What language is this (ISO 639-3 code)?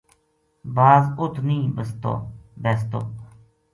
gju